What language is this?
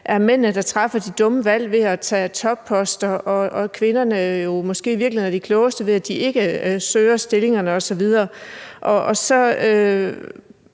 Danish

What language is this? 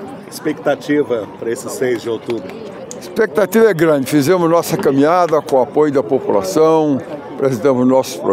Portuguese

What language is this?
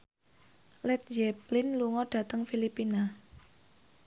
Javanese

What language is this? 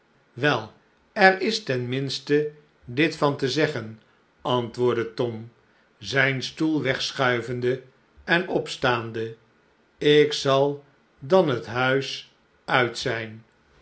Dutch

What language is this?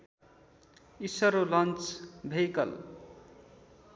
Nepali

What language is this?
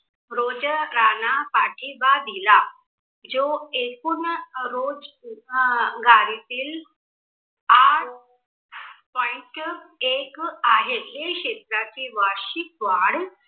Marathi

